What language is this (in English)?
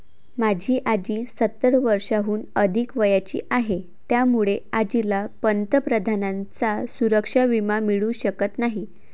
Marathi